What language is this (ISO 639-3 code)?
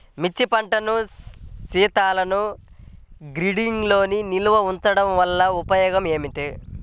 tel